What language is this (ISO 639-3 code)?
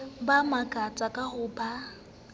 sot